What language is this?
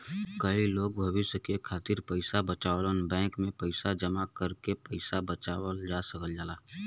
Bhojpuri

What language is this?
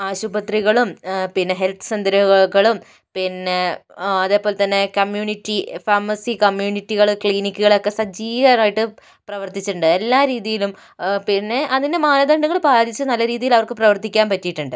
Malayalam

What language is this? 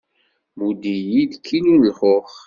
Kabyle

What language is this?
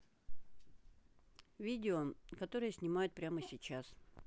Russian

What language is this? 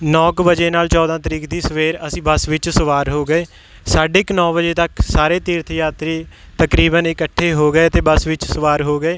Punjabi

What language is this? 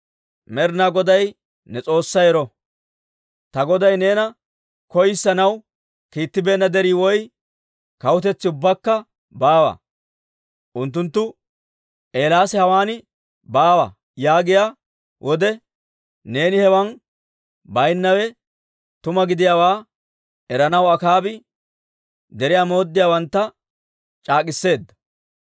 Dawro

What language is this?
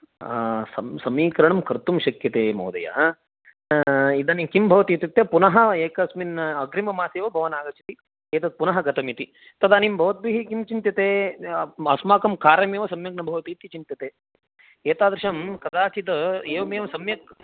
Sanskrit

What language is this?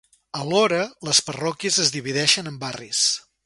Catalan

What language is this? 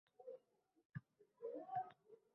Uzbek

